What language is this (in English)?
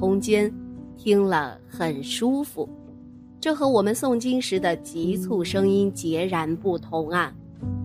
Chinese